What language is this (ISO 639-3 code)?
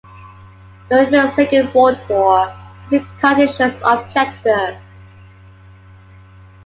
eng